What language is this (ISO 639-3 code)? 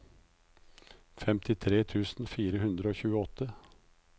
nor